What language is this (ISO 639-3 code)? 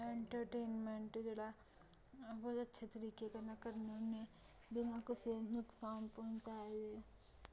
doi